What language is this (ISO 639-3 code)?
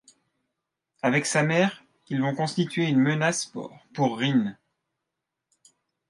fra